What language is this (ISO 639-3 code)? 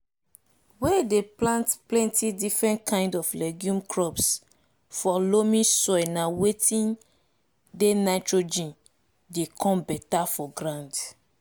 pcm